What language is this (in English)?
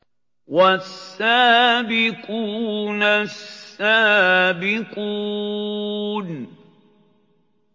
Arabic